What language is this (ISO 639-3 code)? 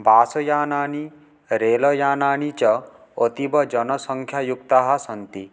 san